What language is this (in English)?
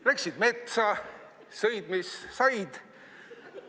Estonian